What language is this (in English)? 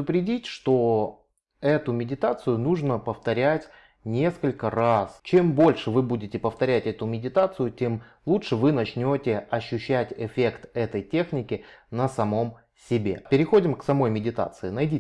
Russian